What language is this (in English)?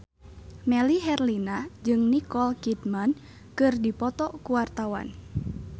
Sundanese